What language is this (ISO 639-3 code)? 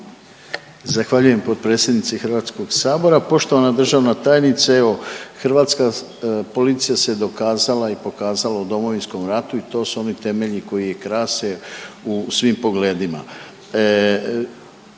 hrv